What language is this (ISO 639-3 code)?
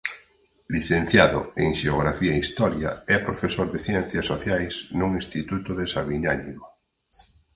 glg